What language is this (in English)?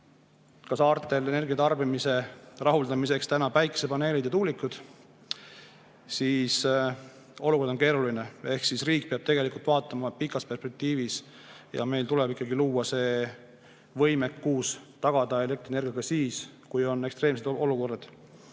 Estonian